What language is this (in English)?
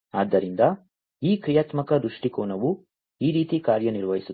Kannada